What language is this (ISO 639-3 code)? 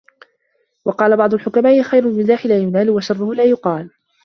ara